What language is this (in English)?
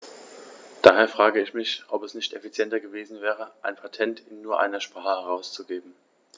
German